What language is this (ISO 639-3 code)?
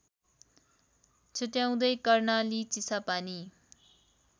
nep